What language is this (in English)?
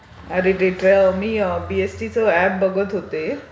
Marathi